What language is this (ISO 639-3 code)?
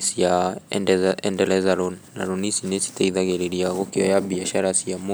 kik